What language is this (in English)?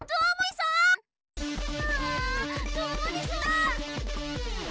Japanese